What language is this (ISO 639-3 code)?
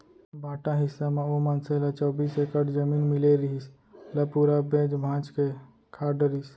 hne